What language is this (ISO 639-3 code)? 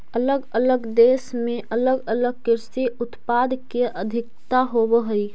mag